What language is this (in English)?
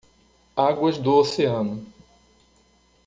Portuguese